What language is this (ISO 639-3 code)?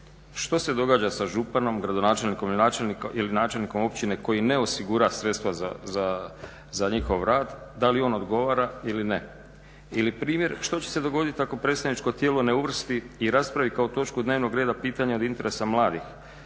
hrv